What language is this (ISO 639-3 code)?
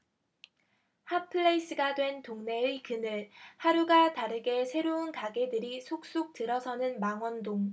kor